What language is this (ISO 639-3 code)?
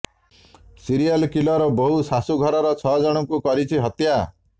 ori